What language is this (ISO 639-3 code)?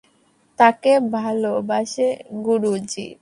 ben